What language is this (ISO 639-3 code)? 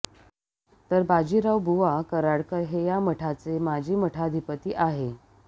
mar